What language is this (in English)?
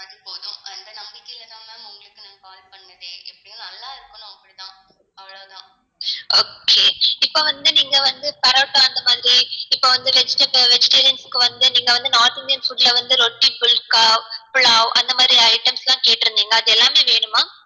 Tamil